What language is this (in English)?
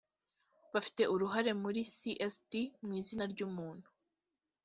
Kinyarwanda